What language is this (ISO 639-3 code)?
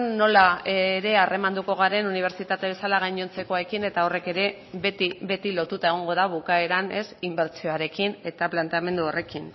eus